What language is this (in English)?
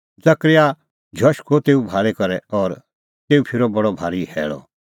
Kullu Pahari